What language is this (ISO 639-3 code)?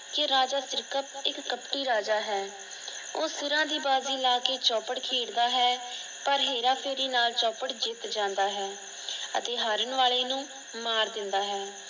pan